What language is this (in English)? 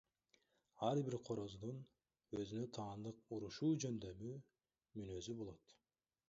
Kyrgyz